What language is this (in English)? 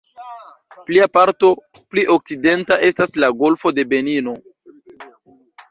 Esperanto